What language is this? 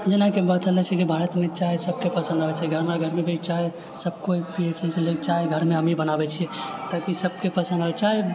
Maithili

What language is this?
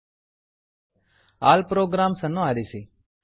Kannada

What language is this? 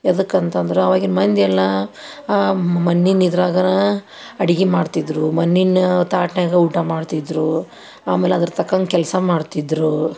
Kannada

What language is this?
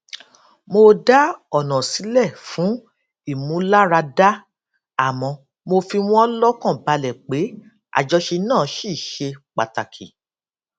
Yoruba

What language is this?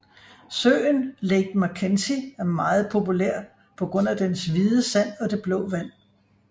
Danish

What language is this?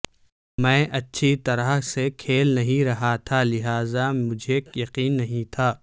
Urdu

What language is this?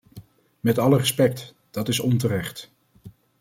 Dutch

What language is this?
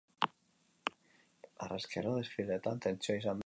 Basque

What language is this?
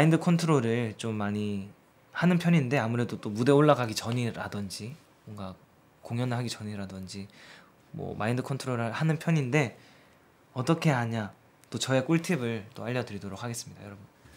Korean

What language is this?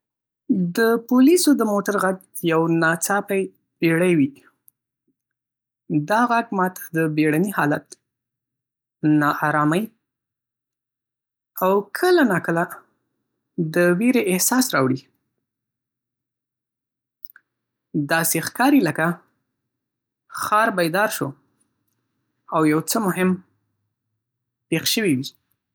Pashto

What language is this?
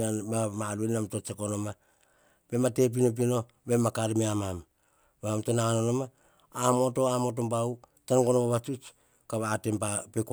Hahon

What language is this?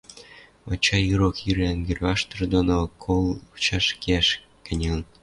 Western Mari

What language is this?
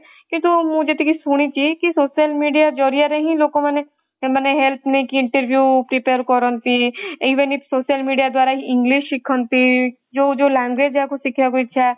Odia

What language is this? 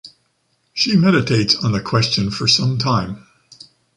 English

